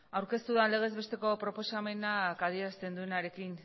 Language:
Basque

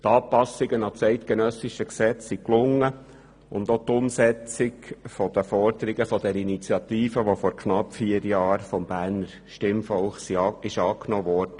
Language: Swiss German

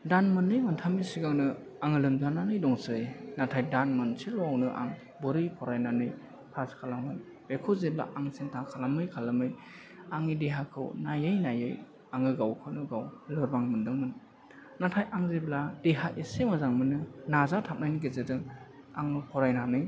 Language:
Bodo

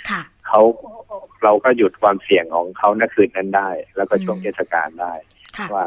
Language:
Thai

